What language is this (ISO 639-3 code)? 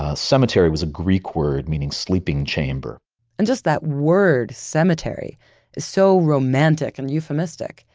eng